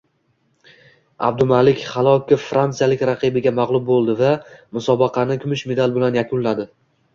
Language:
Uzbek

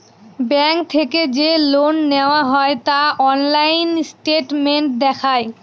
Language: Bangla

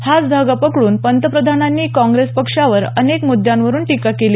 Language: Marathi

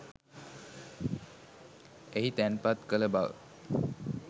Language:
Sinhala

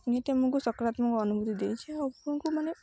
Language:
Odia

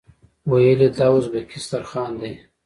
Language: Pashto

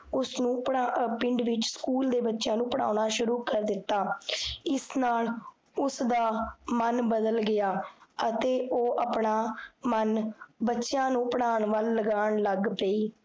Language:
Punjabi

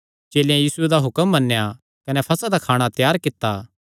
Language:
Kangri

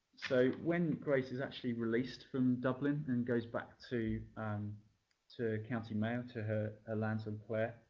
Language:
English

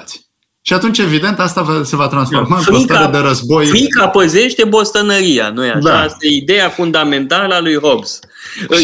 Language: Romanian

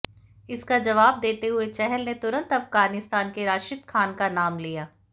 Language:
Hindi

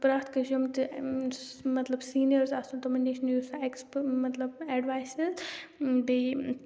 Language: Kashmiri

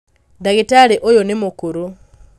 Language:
Kikuyu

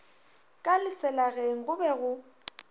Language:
Northern Sotho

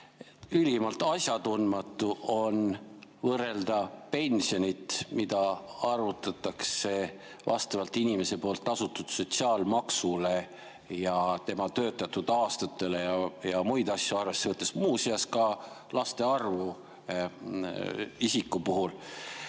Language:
Estonian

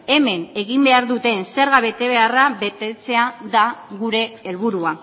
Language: Basque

